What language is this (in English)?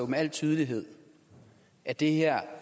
Danish